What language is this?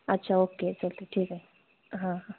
Marathi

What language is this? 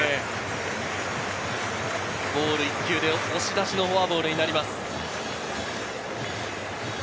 Japanese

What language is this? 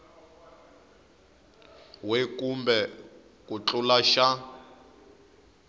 Tsonga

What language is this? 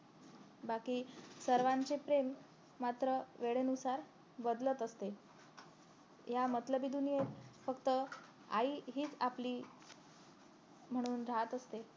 Marathi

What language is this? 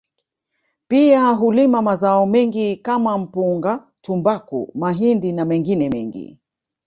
Swahili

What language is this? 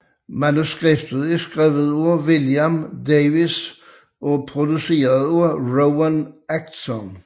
Danish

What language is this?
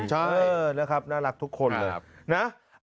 Thai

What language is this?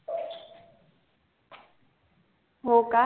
Marathi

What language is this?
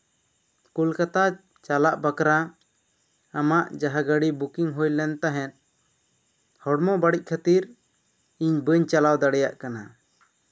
Santali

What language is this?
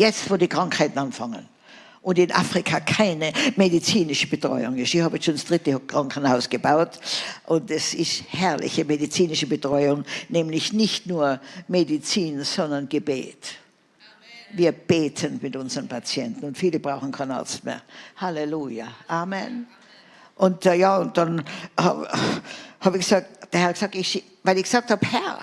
German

